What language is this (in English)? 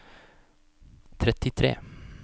Norwegian